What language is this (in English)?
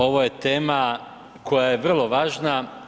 Croatian